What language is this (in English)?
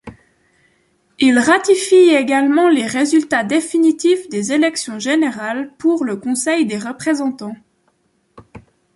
French